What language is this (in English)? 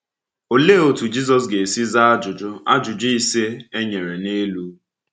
Igbo